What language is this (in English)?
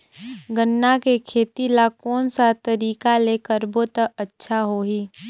Chhattisgarhi